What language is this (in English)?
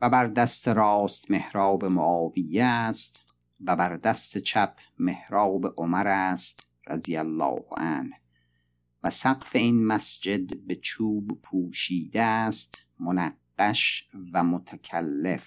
Persian